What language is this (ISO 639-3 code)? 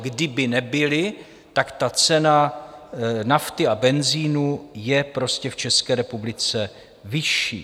ces